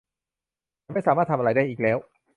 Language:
Thai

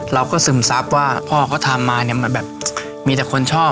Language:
Thai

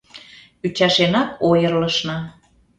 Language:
Mari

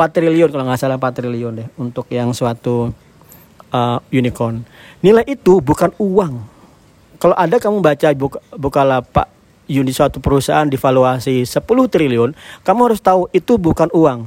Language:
Indonesian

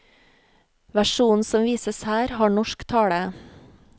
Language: Norwegian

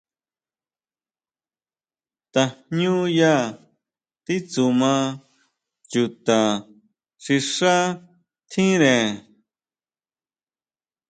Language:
Huautla Mazatec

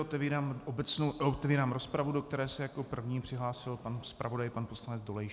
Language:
Czech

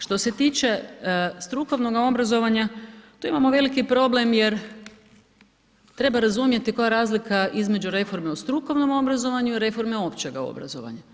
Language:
Croatian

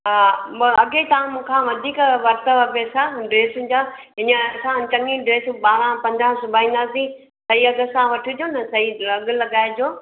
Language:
Sindhi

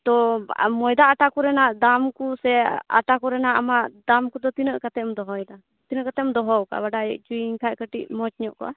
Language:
Santali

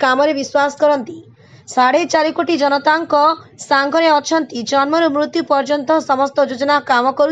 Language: Hindi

